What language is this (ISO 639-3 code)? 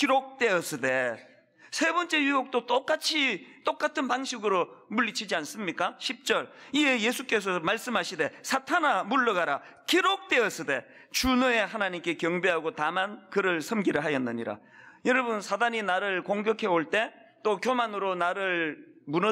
kor